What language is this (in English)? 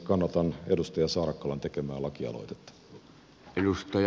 Finnish